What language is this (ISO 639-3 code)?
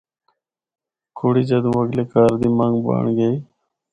hno